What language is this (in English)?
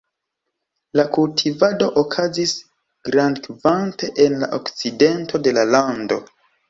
Esperanto